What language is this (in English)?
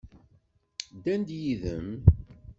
Kabyle